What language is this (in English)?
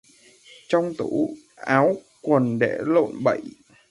Vietnamese